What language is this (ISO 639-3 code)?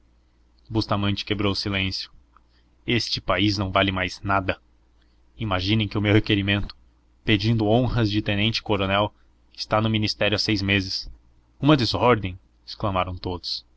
por